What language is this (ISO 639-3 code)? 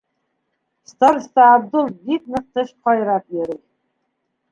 bak